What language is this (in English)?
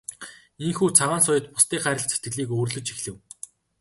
Mongolian